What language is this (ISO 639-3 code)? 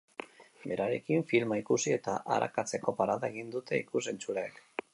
eus